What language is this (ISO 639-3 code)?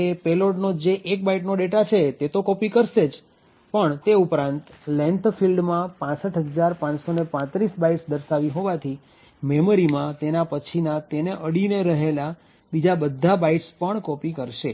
guj